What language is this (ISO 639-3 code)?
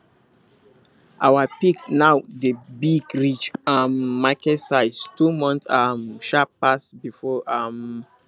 pcm